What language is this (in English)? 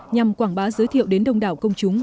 Vietnamese